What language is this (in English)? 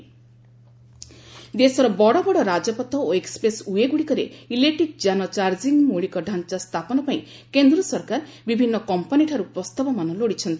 Odia